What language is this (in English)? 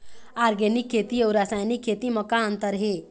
Chhattisgarhi